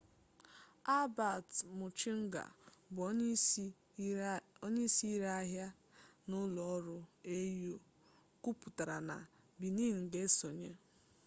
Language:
Igbo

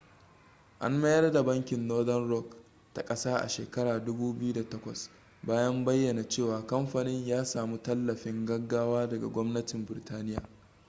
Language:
Hausa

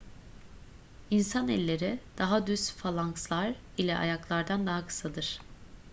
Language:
Turkish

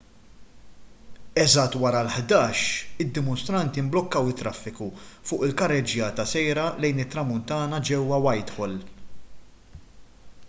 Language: Maltese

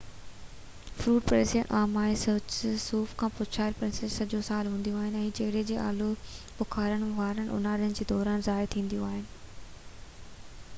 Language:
Sindhi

